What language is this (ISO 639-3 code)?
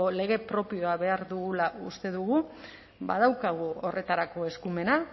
eus